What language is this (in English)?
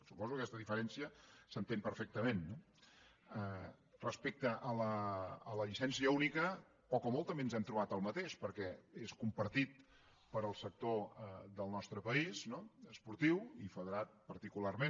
Catalan